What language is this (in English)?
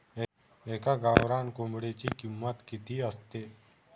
Marathi